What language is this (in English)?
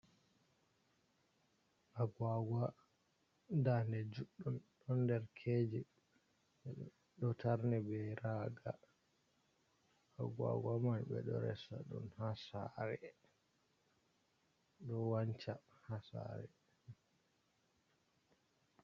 Fula